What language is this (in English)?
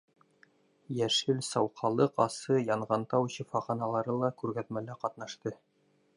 Bashkir